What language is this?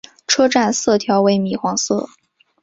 Chinese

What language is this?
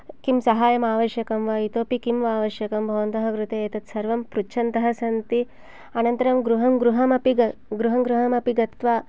Sanskrit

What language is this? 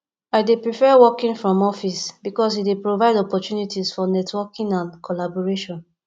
Nigerian Pidgin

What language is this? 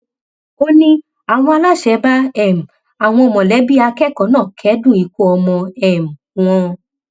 Yoruba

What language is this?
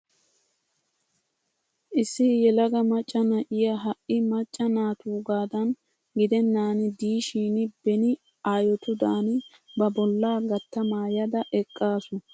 Wolaytta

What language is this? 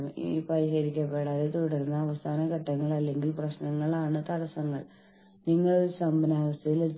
Malayalam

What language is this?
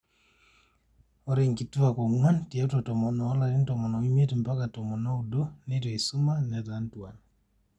Masai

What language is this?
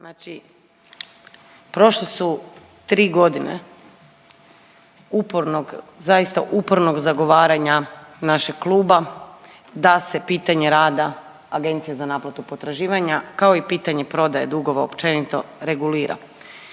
Croatian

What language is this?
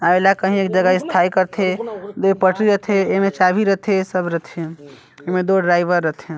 Chhattisgarhi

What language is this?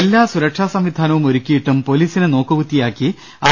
Malayalam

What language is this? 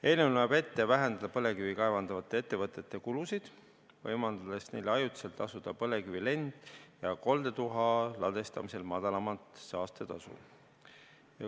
Estonian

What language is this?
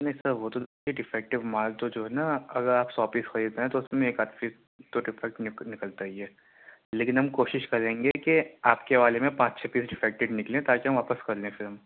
Urdu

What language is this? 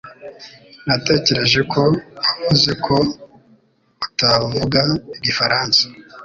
Kinyarwanda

